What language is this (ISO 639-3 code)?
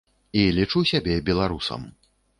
bel